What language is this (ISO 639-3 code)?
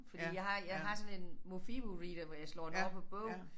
dan